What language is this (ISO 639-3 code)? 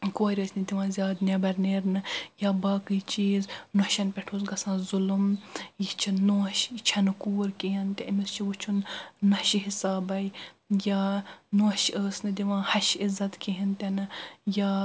kas